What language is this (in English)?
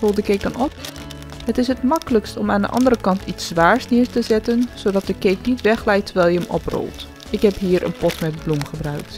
Dutch